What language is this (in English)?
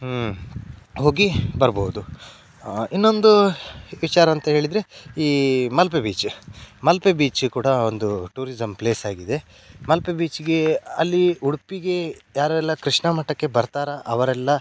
Kannada